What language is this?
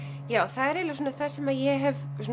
Icelandic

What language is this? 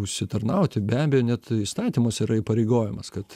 Lithuanian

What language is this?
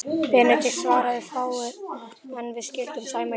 Icelandic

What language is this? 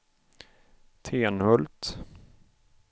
Swedish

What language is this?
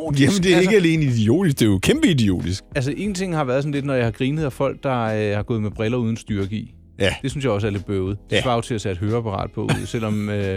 Danish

